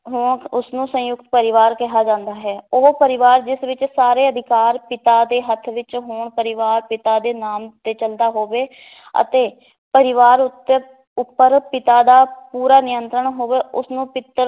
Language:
Punjabi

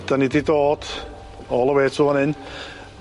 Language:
Welsh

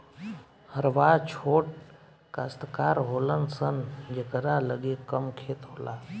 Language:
Bhojpuri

